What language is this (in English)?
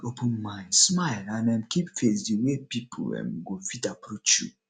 Nigerian Pidgin